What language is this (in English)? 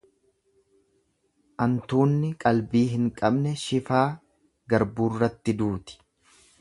Oromo